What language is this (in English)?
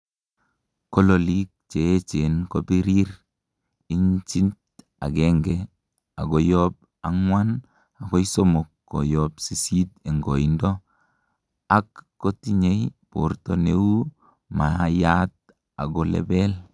Kalenjin